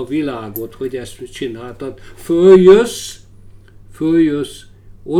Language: Hungarian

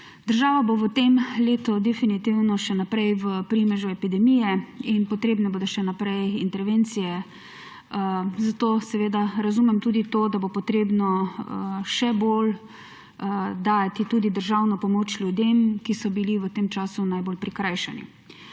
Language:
Slovenian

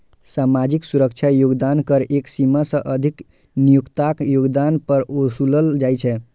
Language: Maithili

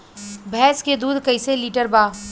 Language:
Bhojpuri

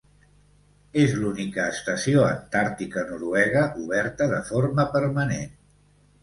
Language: Catalan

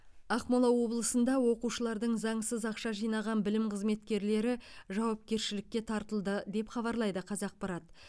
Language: Kazakh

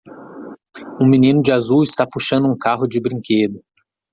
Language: Portuguese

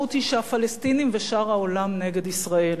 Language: Hebrew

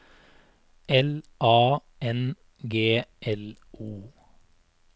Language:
Norwegian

